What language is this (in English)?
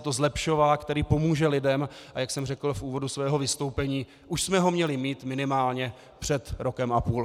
Czech